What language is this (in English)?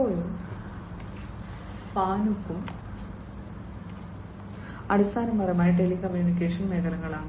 Malayalam